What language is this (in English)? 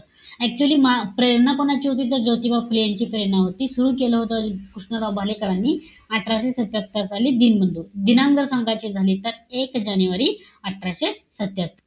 Marathi